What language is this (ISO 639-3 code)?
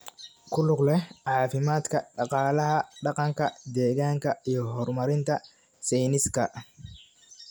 som